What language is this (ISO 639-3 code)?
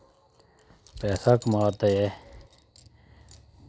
doi